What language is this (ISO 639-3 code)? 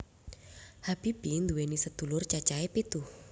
jav